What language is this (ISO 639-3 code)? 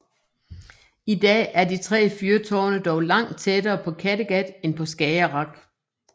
dan